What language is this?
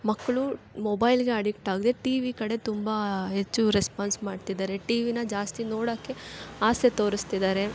Kannada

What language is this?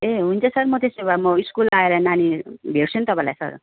Nepali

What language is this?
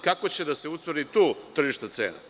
Serbian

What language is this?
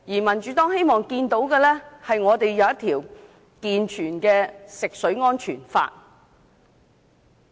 Cantonese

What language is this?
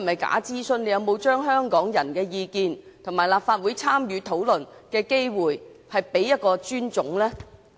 Cantonese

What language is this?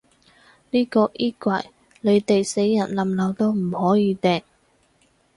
Cantonese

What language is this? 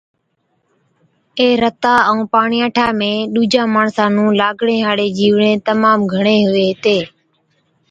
Od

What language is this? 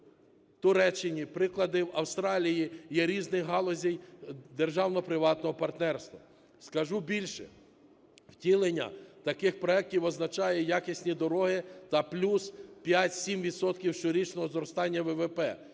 Ukrainian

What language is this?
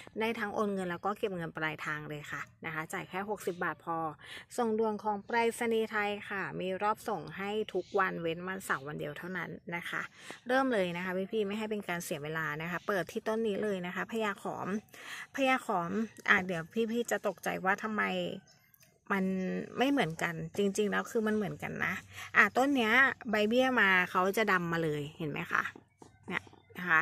Thai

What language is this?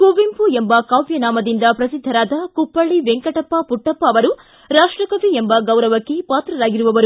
Kannada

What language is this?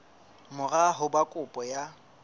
Southern Sotho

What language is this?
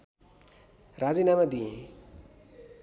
Nepali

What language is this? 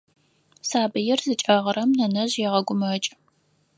Adyghe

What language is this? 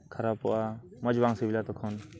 Santali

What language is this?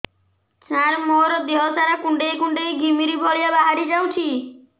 Odia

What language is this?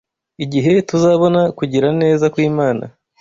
Kinyarwanda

